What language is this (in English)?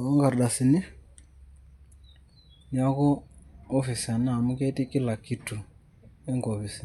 Masai